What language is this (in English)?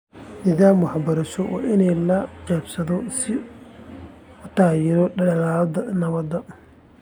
Somali